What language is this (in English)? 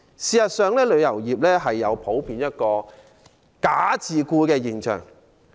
Cantonese